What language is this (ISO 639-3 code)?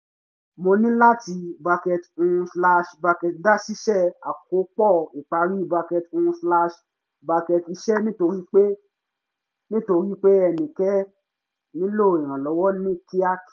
yor